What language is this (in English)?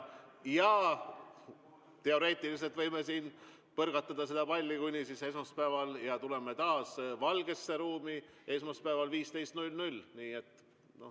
Estonian